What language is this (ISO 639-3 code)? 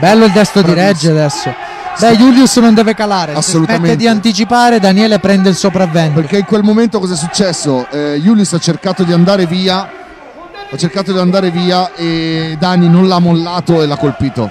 ita